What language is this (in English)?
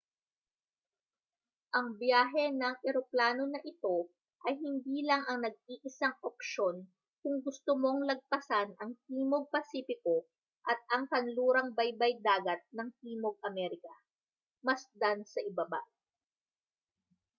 Filipino